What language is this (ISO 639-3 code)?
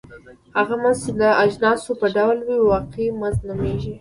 pus